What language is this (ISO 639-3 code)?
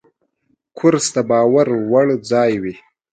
pus